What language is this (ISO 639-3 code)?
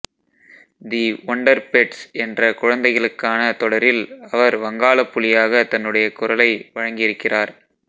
tam